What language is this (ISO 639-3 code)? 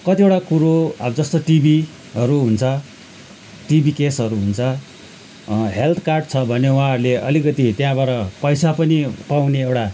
nep